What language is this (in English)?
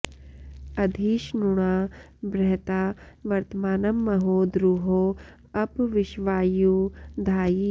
Sanskrit